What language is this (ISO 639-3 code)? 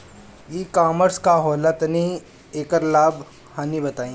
bho